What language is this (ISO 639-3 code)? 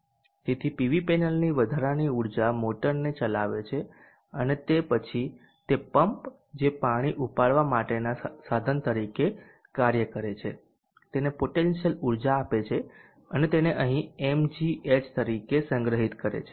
guj